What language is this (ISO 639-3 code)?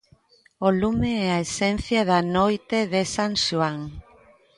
glg